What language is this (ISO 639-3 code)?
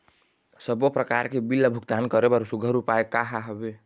hne